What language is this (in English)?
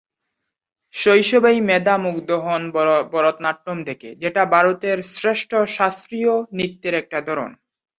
Bangla